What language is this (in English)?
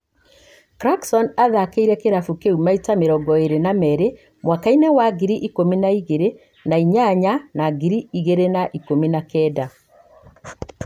Kikuyu